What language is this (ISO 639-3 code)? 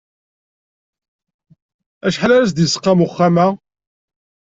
kab